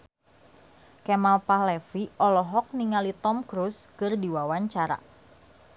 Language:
Sundanese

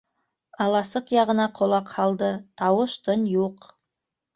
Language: Bashkir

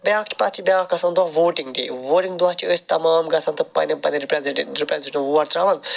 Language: Kashmiri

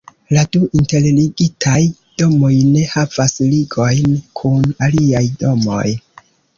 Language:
Esperanto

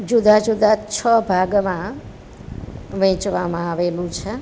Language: Gujarati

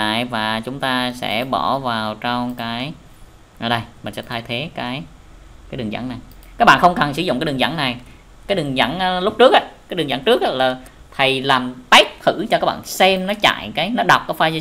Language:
Vietnamese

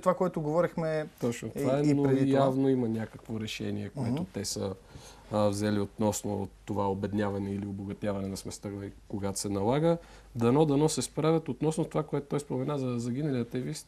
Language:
Bulgarian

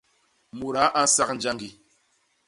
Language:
Basaa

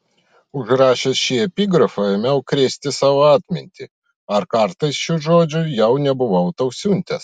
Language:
Lithuanian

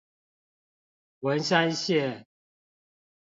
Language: Chinese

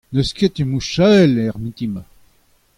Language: Breton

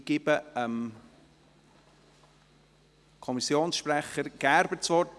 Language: Swiss German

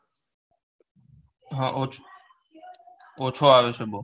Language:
Gujarati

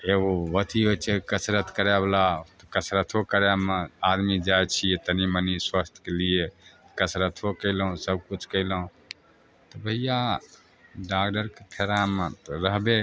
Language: Maithili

